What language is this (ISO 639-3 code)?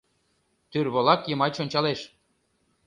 chm